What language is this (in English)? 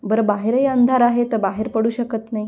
Marathi